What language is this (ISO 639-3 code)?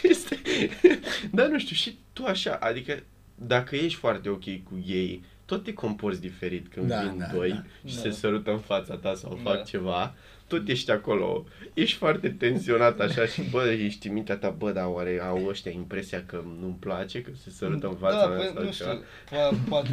ron